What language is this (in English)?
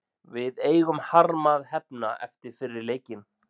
Icelandic